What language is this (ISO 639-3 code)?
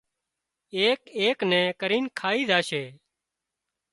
kxp